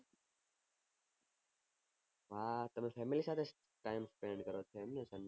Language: Gujarati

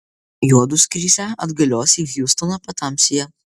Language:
Lithuanian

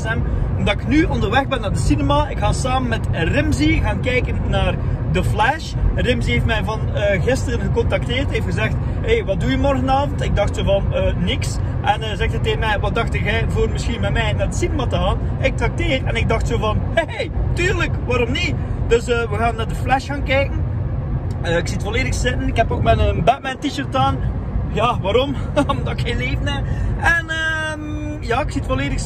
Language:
Dutch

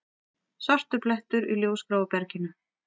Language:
Icelandic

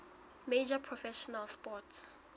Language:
Southern Sotho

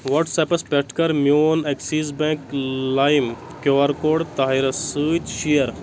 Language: Kashmiri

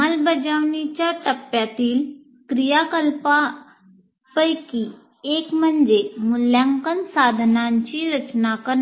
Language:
Marathi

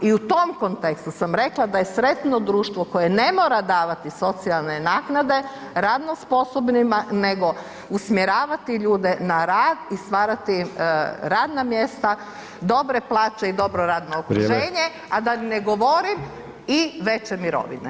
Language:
Croatian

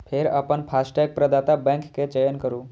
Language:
Maithili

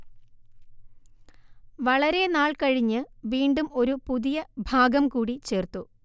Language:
Malayalam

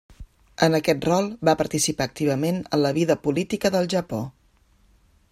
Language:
Catalan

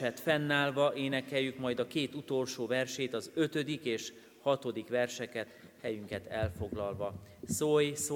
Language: Hungarian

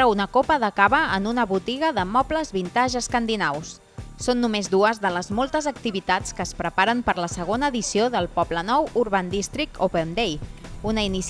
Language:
Spanish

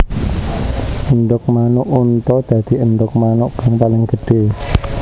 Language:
Javanese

